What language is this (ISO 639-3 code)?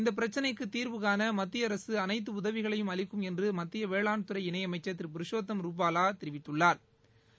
tam